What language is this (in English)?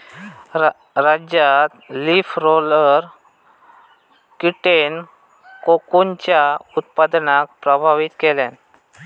Marathi